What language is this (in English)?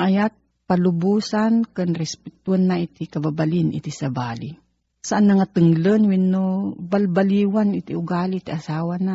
Filipino